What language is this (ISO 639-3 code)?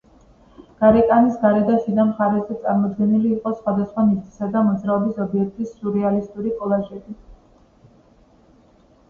kat